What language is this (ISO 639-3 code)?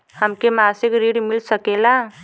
bho